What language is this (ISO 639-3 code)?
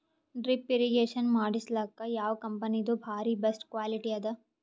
kan